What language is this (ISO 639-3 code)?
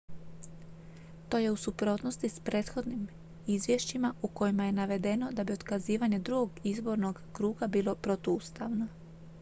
hrv